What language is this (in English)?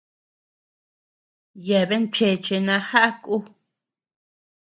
Tepeuxila Cuicatec